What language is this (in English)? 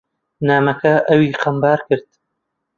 Central Kurdish